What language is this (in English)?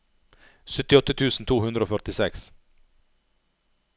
Norwegian